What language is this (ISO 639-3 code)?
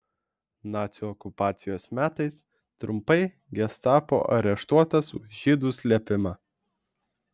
lit